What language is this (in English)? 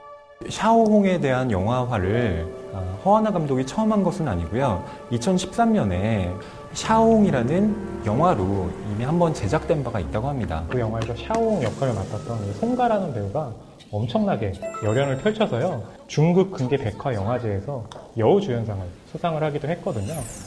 Korean